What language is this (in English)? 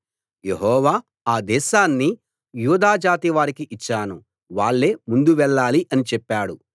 Telugu